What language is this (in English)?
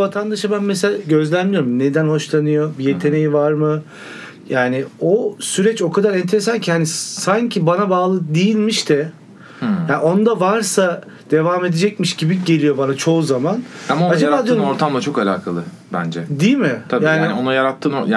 Turkish